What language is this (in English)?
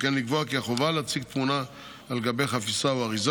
Hebrew